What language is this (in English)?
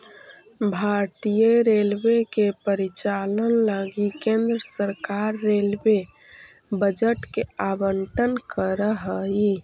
Magahi